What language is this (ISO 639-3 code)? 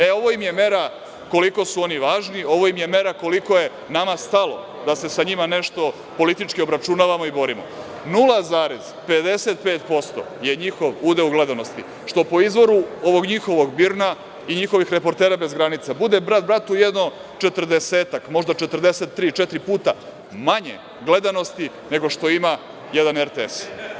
srp